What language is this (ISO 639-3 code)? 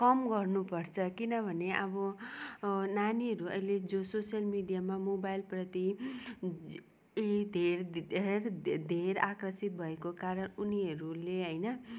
nep